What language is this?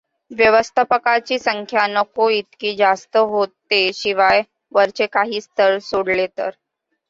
Marathi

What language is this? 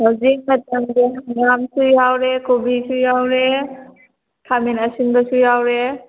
Manipuri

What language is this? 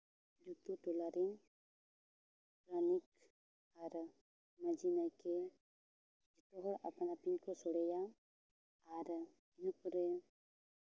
Santali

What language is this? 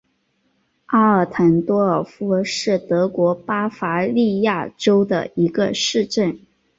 Chinese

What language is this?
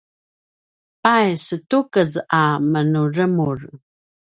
Paiwan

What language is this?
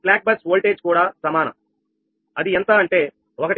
Telugu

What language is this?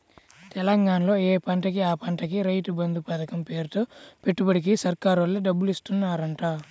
Telugu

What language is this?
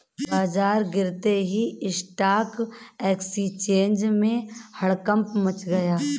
Hindi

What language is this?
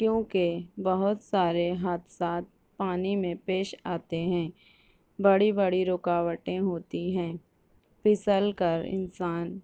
Urdu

